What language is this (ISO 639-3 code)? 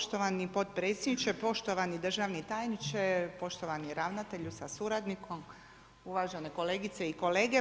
hrv